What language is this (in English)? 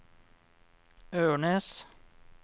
Norwegian